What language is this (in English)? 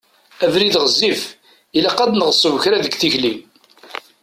Kabyle